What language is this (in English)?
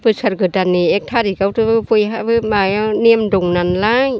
Bodo